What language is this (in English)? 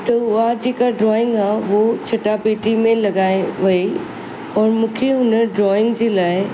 Sindhi